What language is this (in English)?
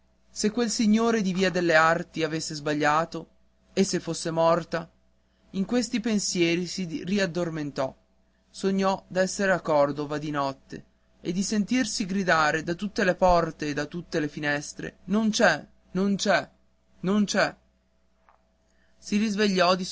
Italian